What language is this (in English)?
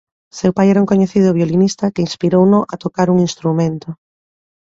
Galician